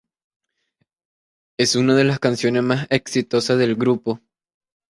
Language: Spanish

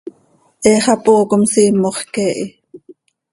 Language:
Seri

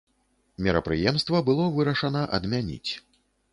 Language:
Belarusian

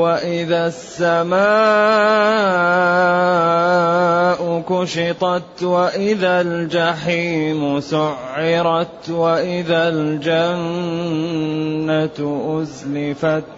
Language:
Arabic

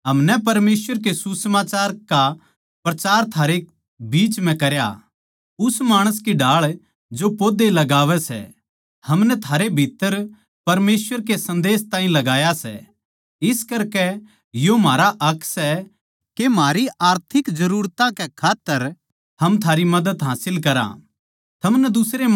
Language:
Haryanvi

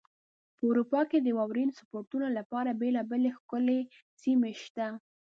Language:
Pashto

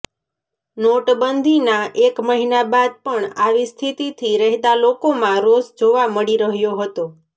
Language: Gujarati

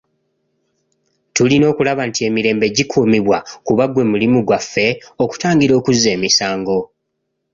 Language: Ganda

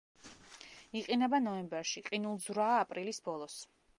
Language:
Georgian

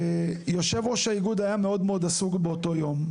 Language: Hebrew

